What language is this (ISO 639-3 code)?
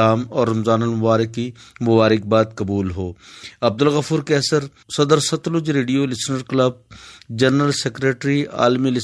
urd